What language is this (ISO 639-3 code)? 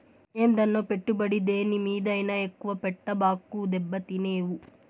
tel